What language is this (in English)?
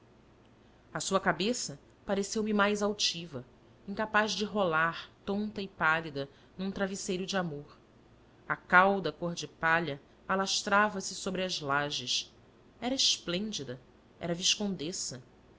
Portuguese